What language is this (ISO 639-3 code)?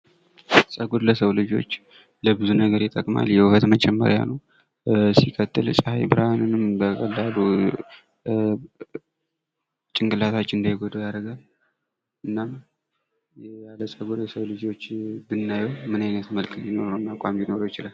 amh